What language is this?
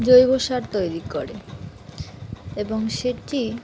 Bangla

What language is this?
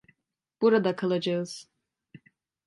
Turkish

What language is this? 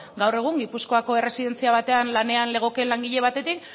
Basque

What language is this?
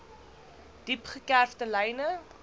Afrikaans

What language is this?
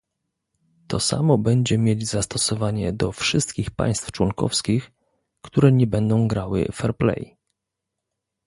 Polish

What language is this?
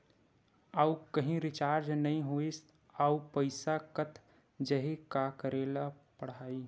Chhattisgarhi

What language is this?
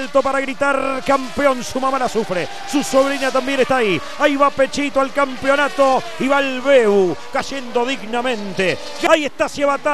Spanish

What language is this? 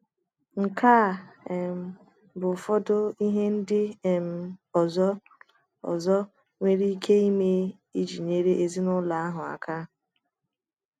Igbo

